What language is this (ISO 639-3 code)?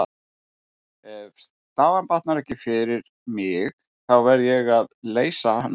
isl